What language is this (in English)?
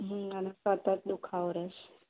Gujarati